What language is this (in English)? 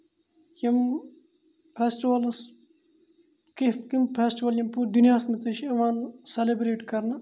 Kashmiri